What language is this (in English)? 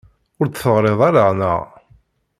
Kabyle